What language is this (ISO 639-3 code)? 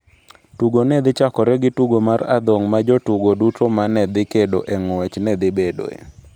luo